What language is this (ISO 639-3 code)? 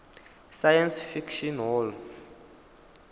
ven